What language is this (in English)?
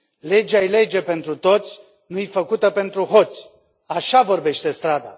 Romanian